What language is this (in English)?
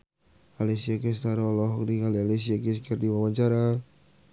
Sundanese